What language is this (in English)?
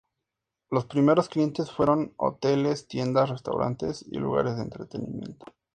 Spanish